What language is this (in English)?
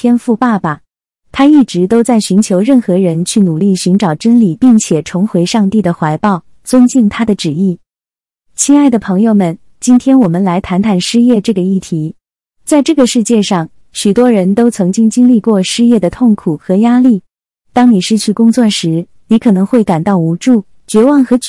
Chinese